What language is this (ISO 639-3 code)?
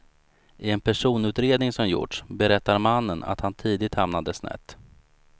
swe